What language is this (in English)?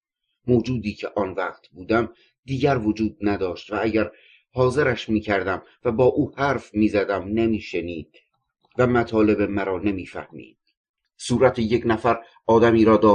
Persian